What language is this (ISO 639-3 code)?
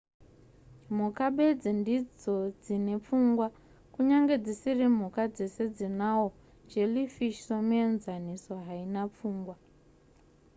sna